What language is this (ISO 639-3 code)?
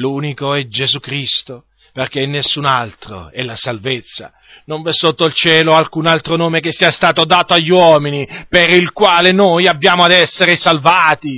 ita